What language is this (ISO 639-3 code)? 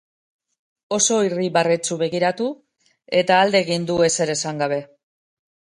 eus